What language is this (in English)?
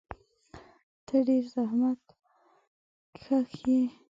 Pashto